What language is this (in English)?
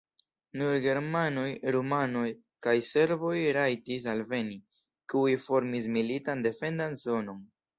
Esperanto